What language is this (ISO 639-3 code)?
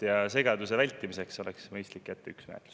est